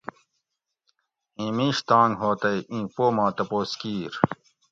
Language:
Gawri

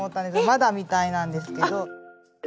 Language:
Japanese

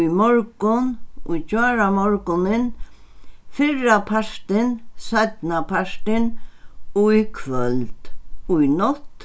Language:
Faroese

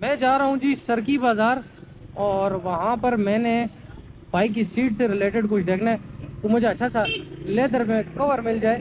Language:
Hindi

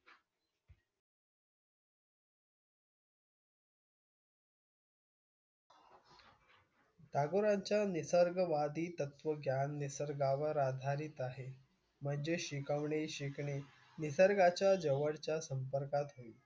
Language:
Marathi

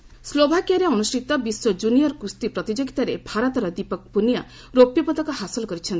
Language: Odia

